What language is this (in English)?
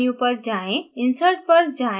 Hindi